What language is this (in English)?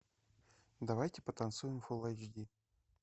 Russian